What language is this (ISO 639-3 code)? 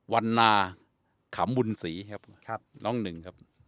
tha